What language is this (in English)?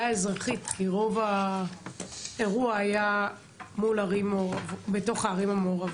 Hebrew